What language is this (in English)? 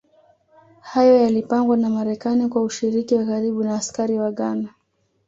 Swahili